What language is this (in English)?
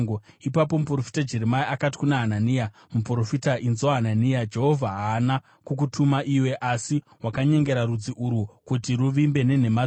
Shona